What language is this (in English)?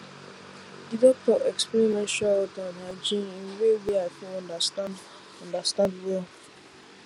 Nigerian Pidgin